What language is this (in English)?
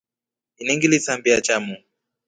Rombo